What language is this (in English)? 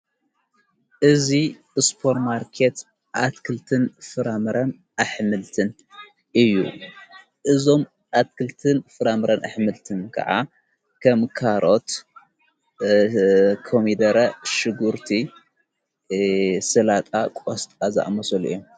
Tigrinya